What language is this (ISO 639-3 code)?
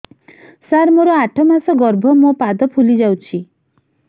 ori